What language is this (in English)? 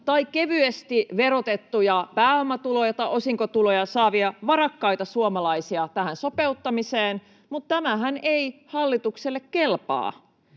Finnish